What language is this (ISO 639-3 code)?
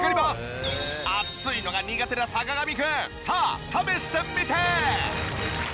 jpn